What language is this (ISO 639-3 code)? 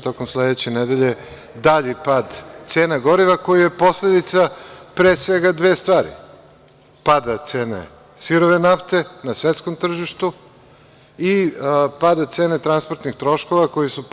srp